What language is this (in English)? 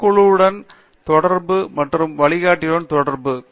Tamil